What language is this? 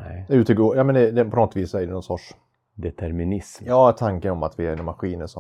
Swedish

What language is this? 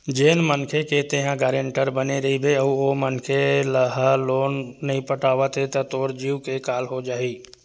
Chhattisgarhi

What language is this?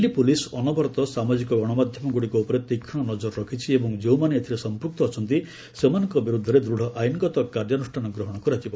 Odia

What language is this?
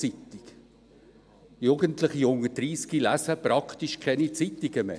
Swiss German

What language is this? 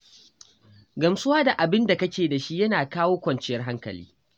Hausa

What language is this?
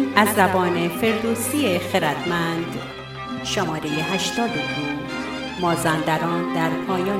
Persian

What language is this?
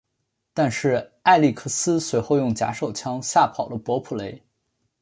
Chinese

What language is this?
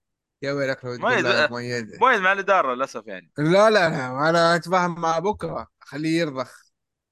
Arabic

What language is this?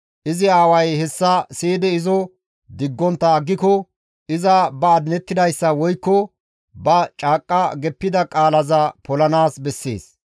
Gamo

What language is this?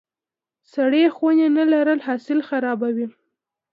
Pashto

